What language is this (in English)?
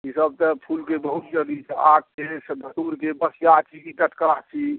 Maithili